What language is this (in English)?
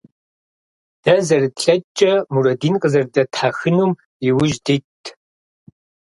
Kabardian